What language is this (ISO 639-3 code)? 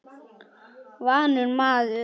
isl